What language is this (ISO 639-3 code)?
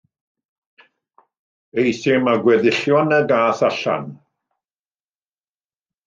cym